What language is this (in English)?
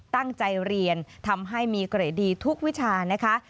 Thai